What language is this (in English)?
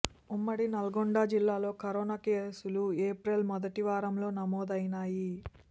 Telugu